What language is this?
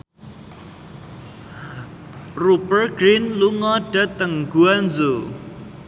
Javanese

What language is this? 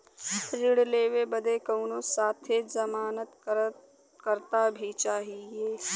Bhojpuri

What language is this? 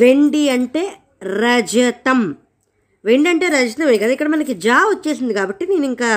Telugu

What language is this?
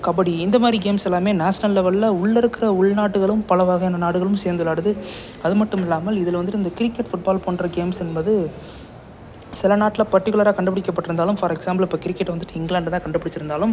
Tamil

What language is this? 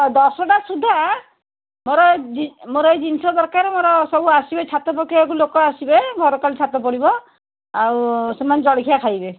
Odia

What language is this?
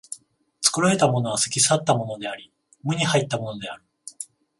Japanese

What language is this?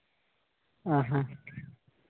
Santali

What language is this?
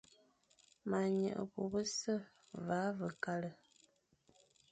Fang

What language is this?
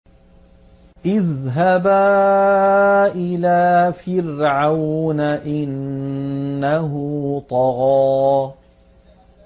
Arabic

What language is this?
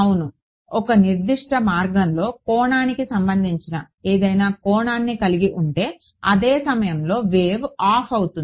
Telugu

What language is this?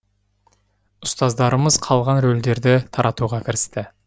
Kazakh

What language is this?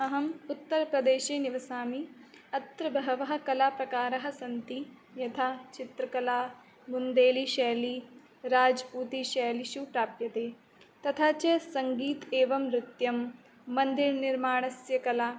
Sanskrit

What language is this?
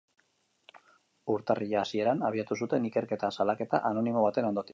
Basque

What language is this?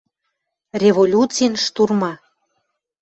Western Mari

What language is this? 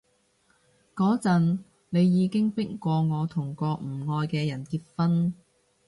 Cantonese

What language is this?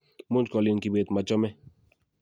Kalenjin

